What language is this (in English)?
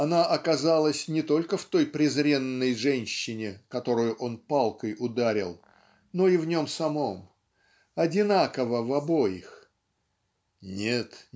Russian